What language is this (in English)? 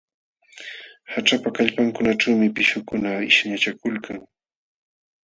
Jauja Wanca Quechua